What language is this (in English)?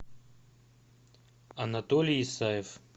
Russian